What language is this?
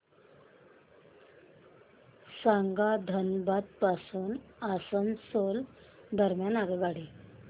Marathi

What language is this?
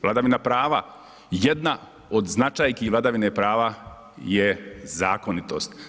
Croatian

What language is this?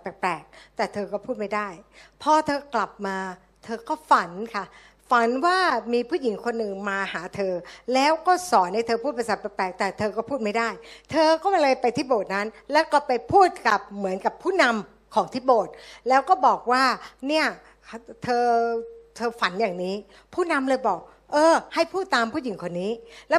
Thai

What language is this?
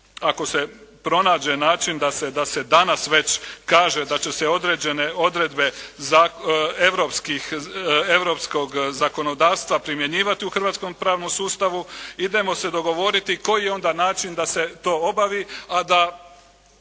Croatian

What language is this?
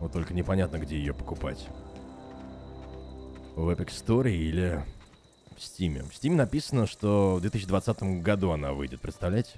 Russian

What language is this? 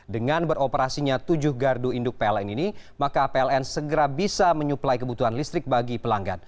Indonesian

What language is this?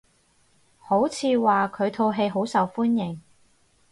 Cantonese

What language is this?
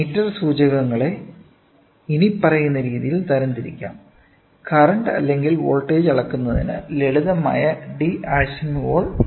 Malayalam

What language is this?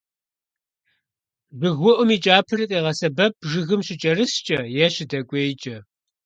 Kabardian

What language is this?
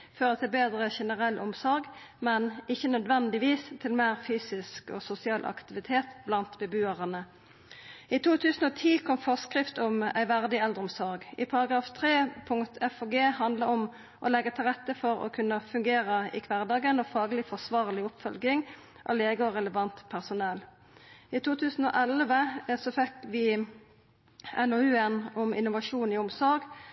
Norwegian Nynorsk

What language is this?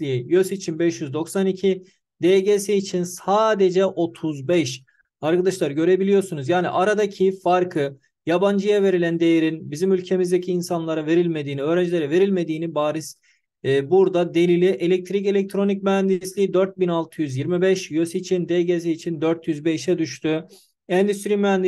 Turkish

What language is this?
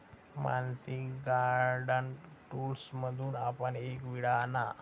Marathi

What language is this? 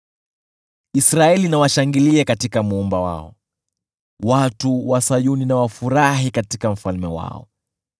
Swahili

